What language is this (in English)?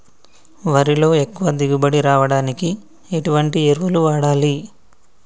Telugu